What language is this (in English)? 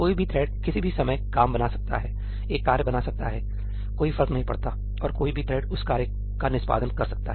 Hindi